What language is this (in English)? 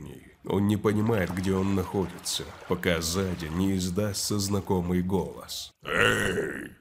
Russian